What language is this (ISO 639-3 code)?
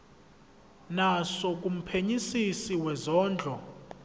zul